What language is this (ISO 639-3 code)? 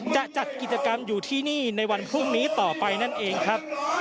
tha